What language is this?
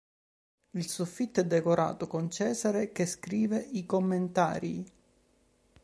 Italian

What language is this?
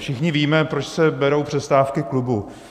Czech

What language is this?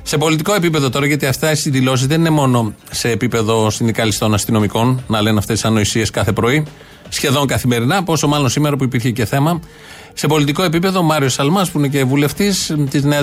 Greek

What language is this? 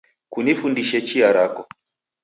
Taita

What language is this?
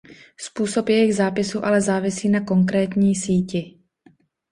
Czech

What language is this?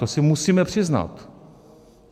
Czech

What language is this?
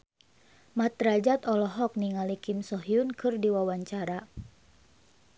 Sundanese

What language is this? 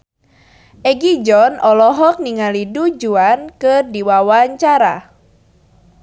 Sundanese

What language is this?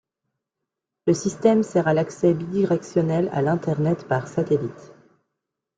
French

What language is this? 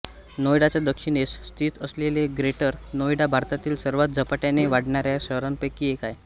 Marathi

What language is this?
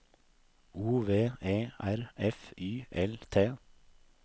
Norwegian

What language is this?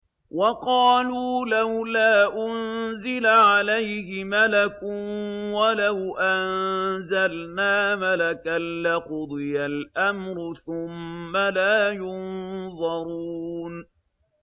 Arabic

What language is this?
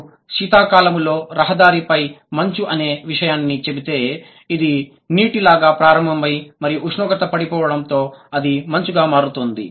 Telugu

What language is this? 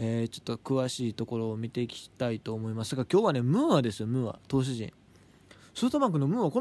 Japanese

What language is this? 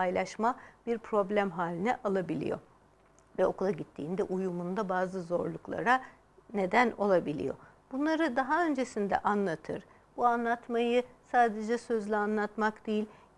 Turkish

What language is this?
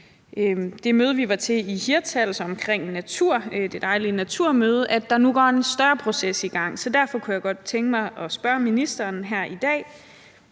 Danish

